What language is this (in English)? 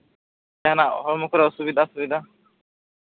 Santali